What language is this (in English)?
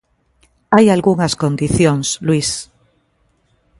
Galician